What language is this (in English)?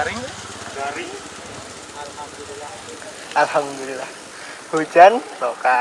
Indonesian